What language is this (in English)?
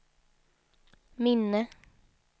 Swedish